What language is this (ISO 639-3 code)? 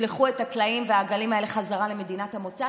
heb